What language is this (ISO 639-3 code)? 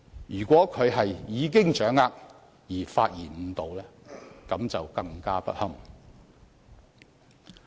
yue